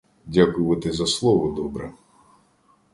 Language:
Ukrainian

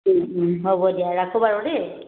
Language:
Assamese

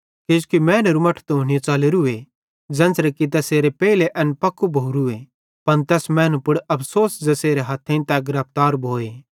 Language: Bhadrawahi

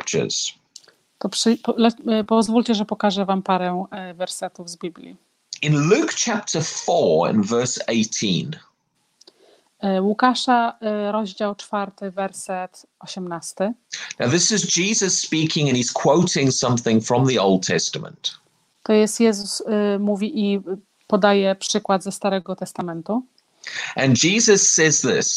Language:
Polish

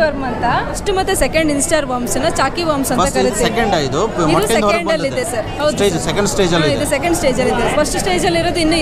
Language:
Kannada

